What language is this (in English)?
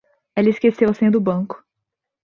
Portuguese